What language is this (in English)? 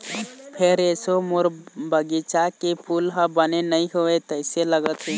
Chhattisgarhi